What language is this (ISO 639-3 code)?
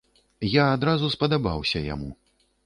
bel